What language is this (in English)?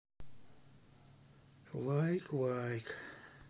Russian